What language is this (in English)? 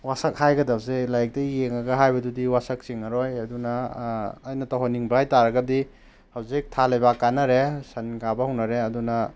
Manipuri